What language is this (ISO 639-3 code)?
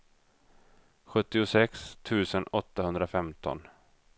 swe